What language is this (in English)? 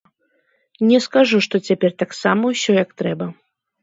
Belarusian